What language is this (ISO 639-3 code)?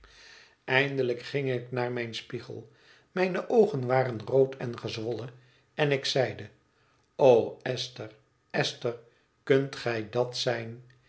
nld